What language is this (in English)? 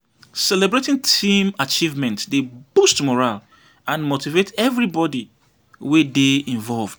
Nigerian Pidgin